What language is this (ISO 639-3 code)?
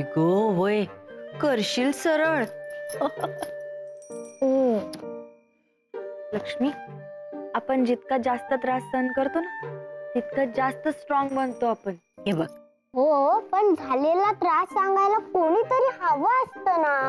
mar